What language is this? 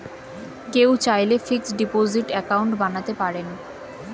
Bangla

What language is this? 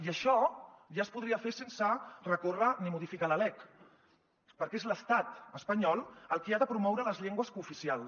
Catalan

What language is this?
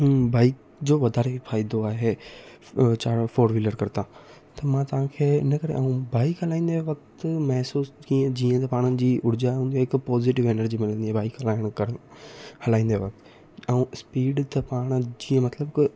Sindhi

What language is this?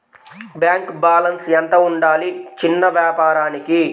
Telugu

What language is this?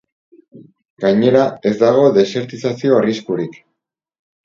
Basque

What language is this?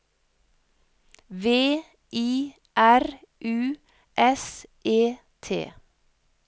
Norwegian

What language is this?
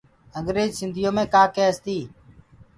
Gurgula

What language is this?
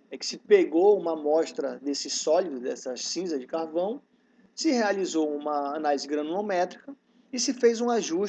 Portuguese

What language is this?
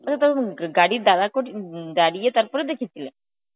Bangla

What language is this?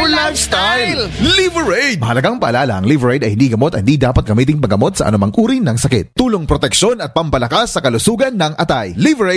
Filipino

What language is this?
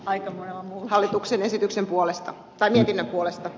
Finnish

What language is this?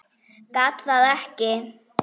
Icelandic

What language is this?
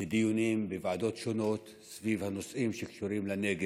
Hebrew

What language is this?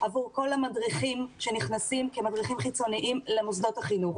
Hebrew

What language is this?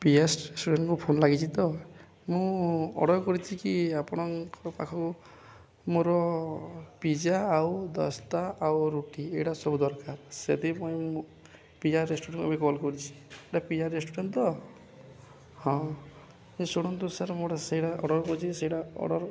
Odia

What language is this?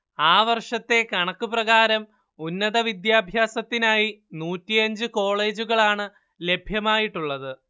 Malayalam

